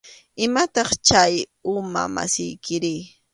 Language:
Arequipa-La Unión Quechua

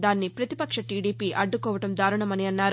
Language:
Telugu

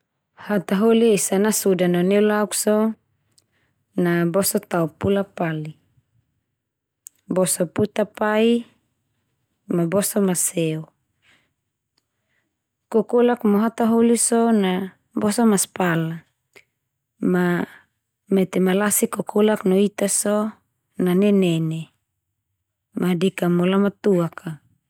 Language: Termanu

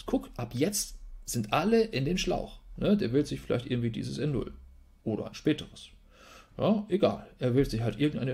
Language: German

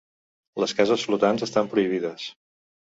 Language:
Catalan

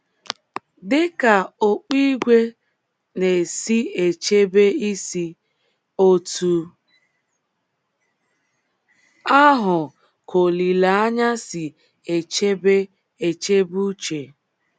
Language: Igbo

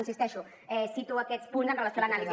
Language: Catalan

